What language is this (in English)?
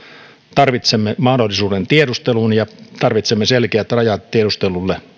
Finnish